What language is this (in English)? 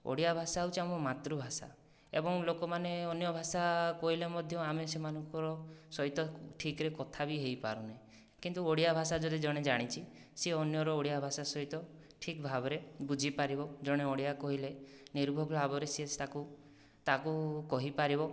Odia